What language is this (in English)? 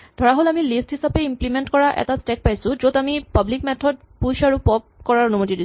Assamese